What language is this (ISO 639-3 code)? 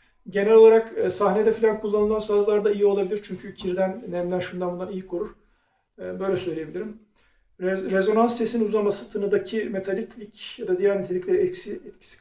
tur